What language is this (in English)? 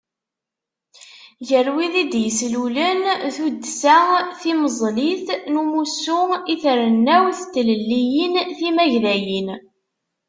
Kabyle